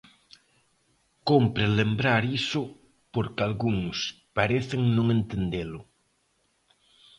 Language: Galician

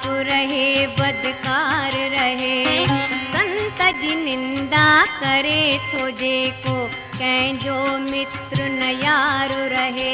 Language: Hindi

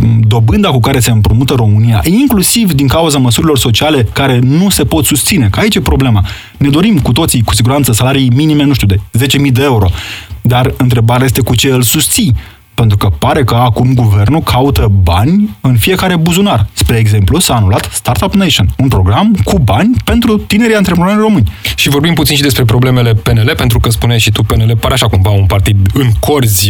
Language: Romanian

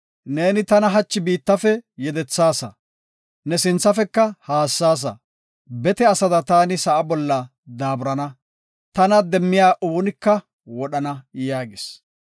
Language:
Gofa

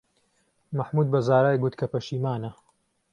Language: Central Kurdish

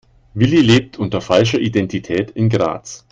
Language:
German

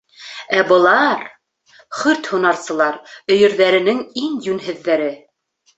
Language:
Bashkir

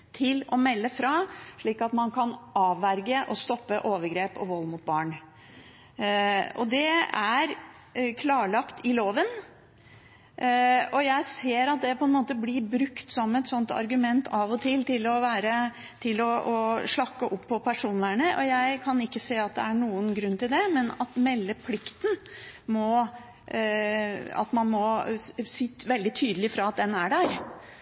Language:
Norwegian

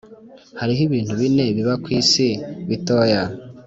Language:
Kinyarwanda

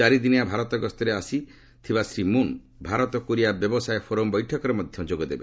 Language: Odia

